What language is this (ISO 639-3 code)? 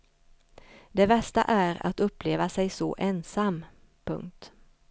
swe